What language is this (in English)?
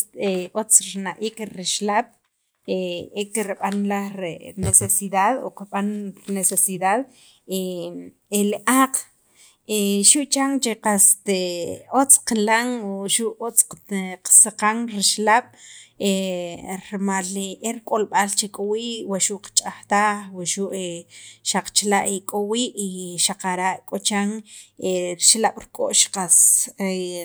Sacapulteco